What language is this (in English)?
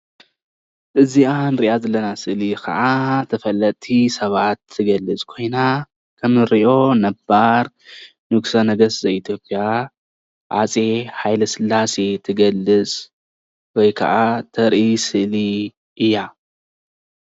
Tigrinya